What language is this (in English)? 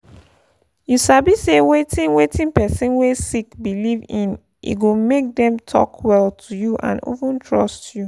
Nigerian Pidgin